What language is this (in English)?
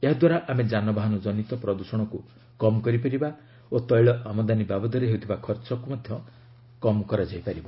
Odia